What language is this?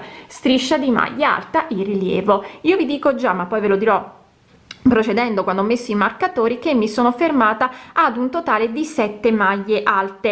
Italian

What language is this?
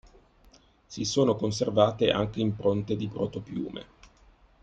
Italian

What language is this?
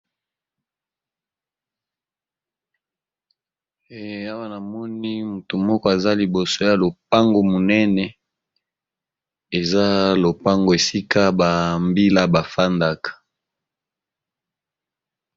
Lingala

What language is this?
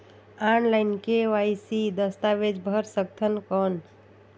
Chhattisgarhi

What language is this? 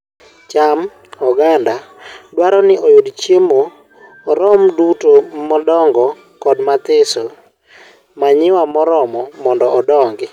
Luo (Kenya and Tanzania)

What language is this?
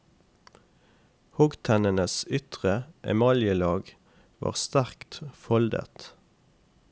Norwegian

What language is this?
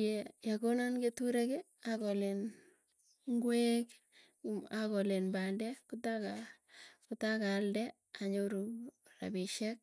Tugen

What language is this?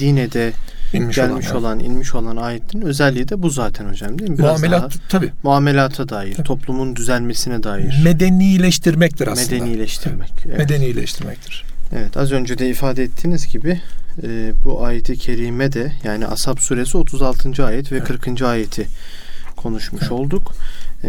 Turkish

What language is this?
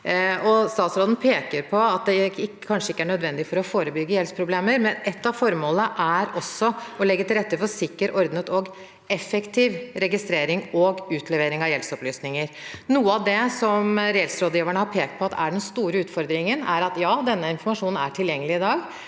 Norwegian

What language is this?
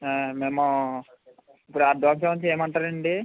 Telugu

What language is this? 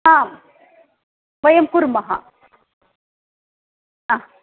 Sanskrit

